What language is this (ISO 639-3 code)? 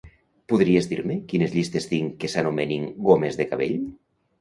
cat